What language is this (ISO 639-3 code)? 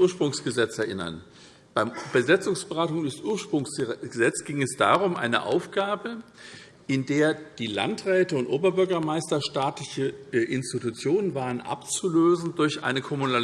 deu